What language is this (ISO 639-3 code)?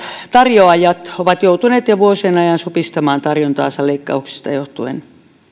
fin